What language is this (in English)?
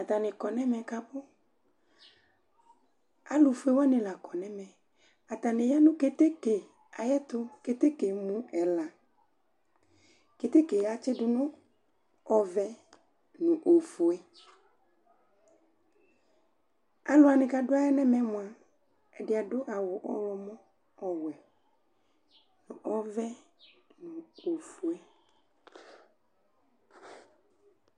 Ikposo